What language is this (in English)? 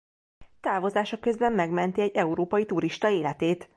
Hungarian